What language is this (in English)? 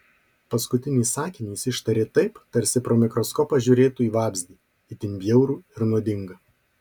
Lithuanian